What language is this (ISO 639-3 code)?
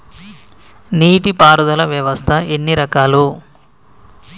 tel